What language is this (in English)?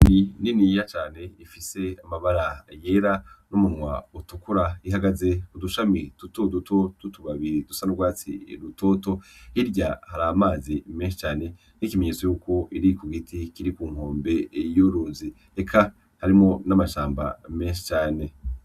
Rundi